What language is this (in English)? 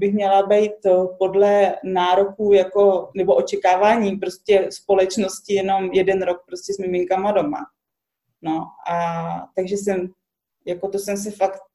Czech